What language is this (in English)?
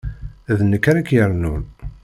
Kabyle